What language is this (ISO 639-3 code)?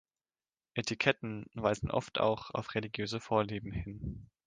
deu